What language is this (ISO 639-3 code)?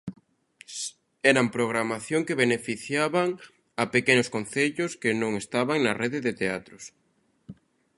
glg